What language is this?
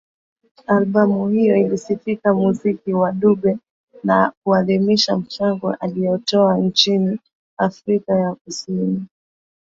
Swahili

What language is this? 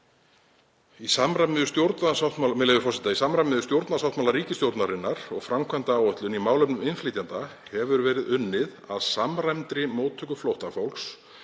Icelandic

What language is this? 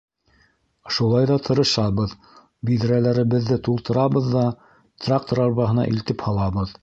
Bashkir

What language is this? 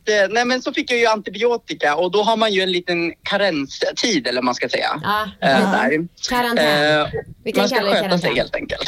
Swedish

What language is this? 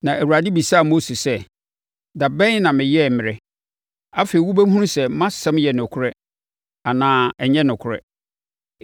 Akan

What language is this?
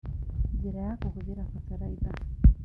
Kikuyu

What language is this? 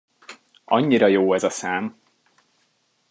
Hungarian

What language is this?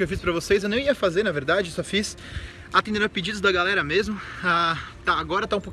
Portuguese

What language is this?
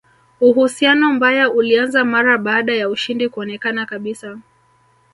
Swahili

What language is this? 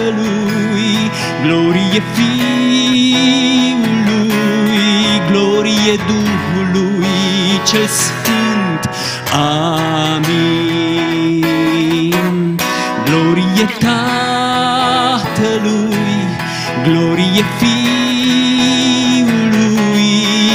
Romanian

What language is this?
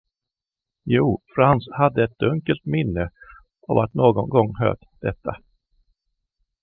Swedish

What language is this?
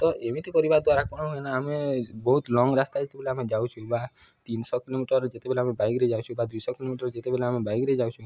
Odia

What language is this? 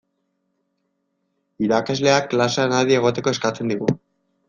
Basque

